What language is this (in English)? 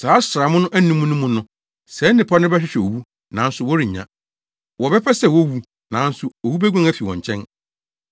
Akan